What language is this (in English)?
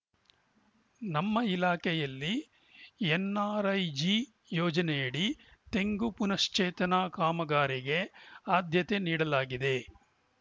Kannada